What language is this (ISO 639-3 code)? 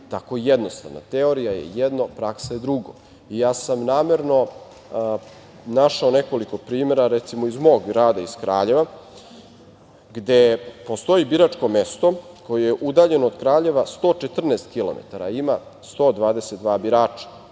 srp